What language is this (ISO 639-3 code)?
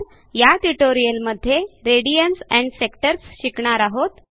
mar